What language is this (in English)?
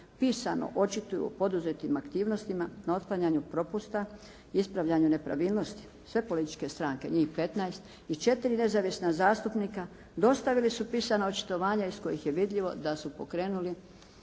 Croatian